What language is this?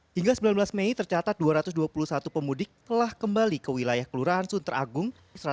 Indonesian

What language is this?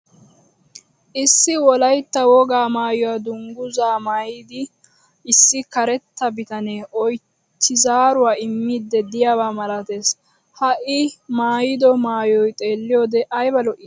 Wolaytta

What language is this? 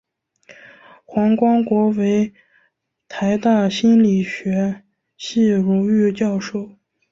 Chinese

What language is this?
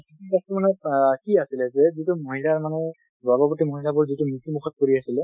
Assamese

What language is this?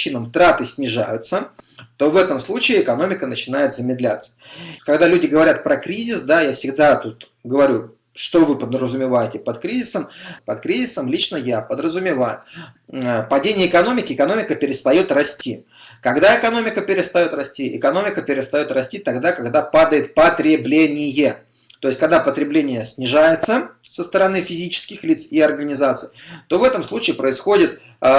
Russian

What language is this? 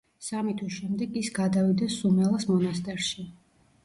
Georgian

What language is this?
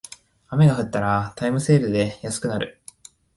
Japanese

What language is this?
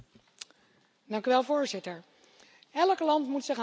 Dutch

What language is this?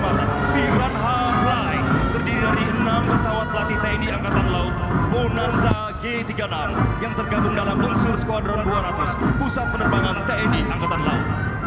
Indonesian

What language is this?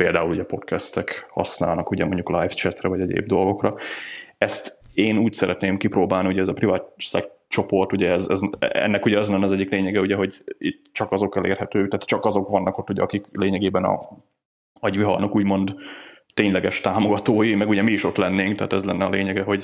Hungarian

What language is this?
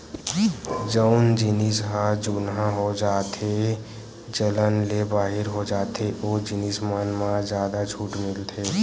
Chhattisgarhi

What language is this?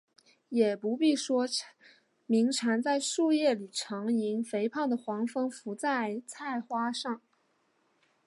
Chinese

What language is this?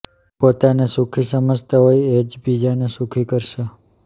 Gujarati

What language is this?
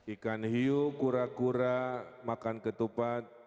Indonesian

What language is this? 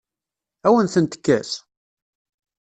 Kabyle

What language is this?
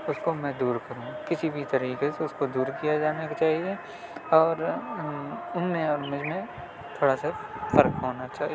Urdu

